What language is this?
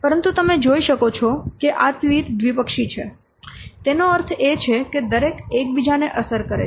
Gujarati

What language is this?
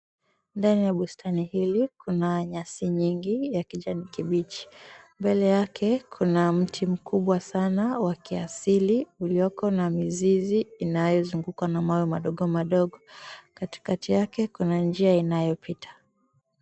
Swahili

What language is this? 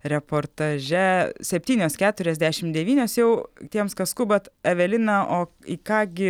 Lithuanian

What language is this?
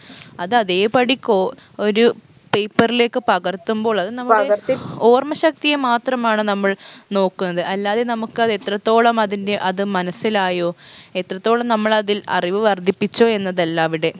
Malayalam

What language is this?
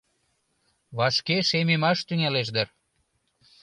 Mari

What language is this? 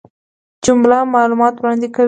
Pashto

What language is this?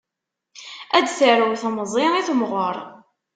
Kabyle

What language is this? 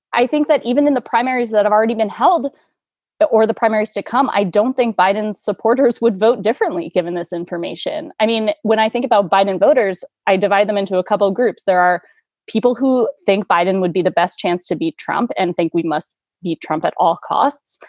English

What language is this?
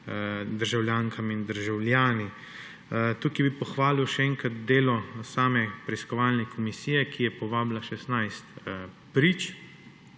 Slovenian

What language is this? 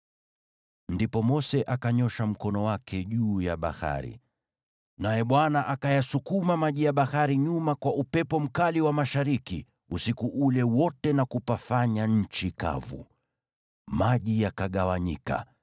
Swahili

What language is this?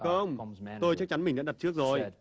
Vietnamese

